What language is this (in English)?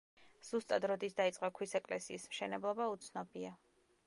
Georgian